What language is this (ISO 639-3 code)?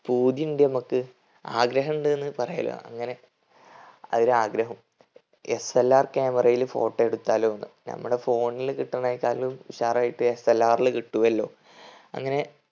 mal